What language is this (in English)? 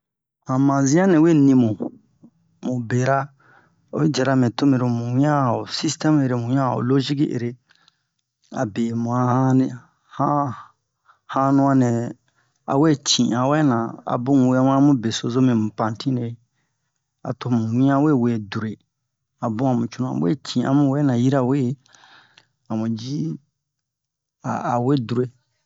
Bomu